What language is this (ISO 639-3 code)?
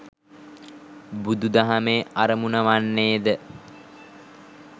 sin